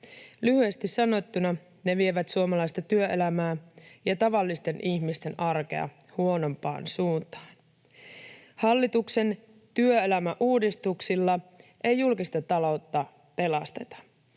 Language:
Finnish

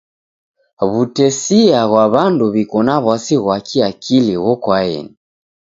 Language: Taita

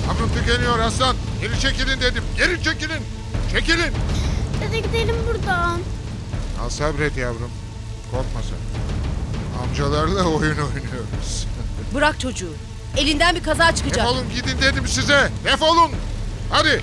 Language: Turkish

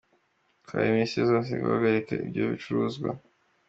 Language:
Kinyarwanda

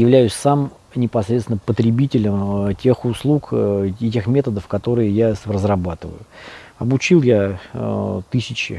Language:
Russian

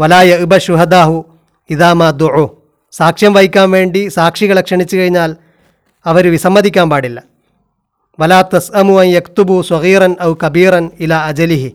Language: Malayalam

